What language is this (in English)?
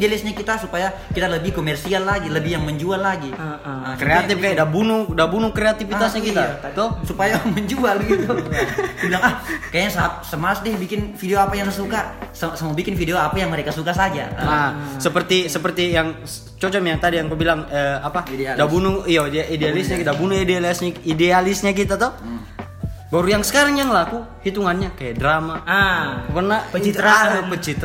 Indonesian